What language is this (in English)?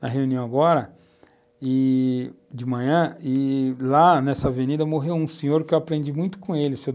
Portuguese